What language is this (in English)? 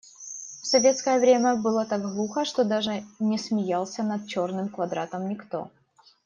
Russian